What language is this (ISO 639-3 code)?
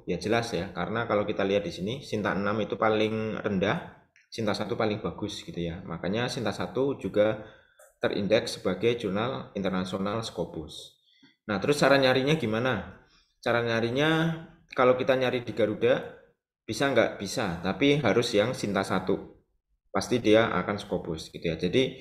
ind